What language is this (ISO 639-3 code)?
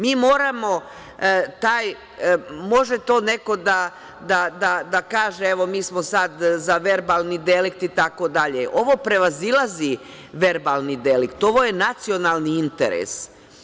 srp